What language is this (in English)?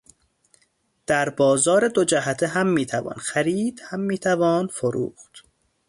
Persian